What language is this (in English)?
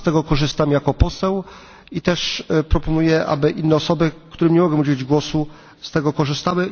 Polish